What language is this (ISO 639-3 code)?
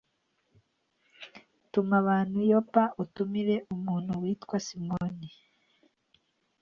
kin